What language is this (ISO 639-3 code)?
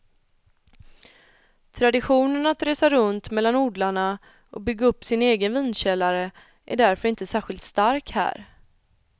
swe